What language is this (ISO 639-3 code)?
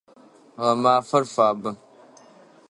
ady